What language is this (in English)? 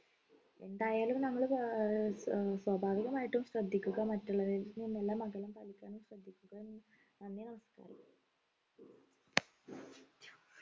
Malayalam